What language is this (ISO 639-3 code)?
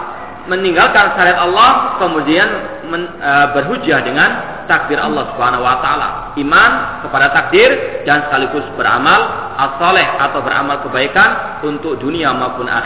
msa